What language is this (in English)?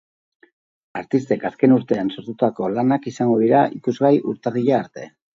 Basque